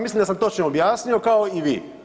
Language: Croatian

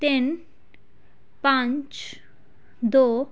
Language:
Punjabi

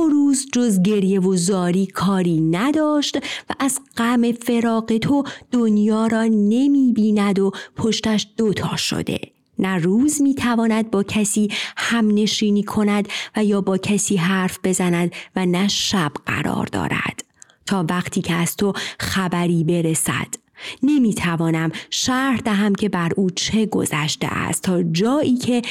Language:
Persian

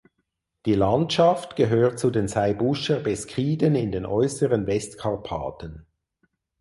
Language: German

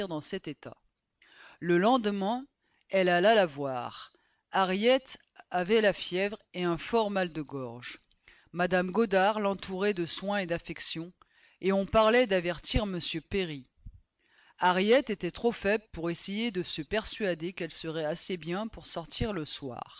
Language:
French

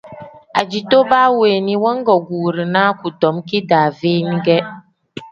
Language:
Tem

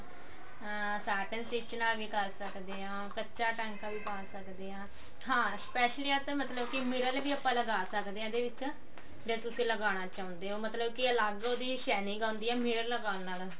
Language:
Punjabi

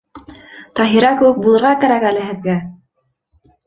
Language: Bashkir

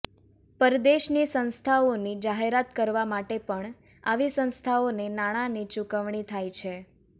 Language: Gujarati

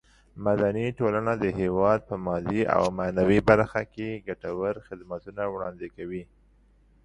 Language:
Pashto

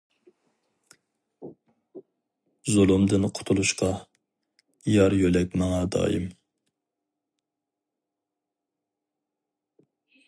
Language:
Uyghur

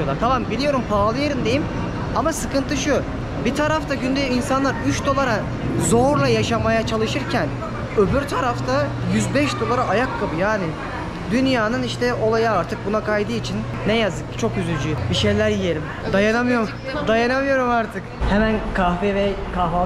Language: Turkish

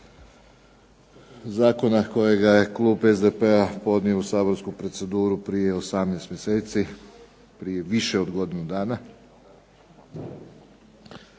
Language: Croatian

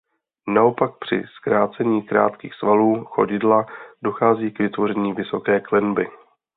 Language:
Czech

